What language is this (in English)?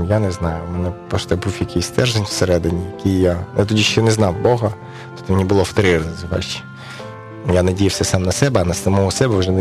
Ukrainian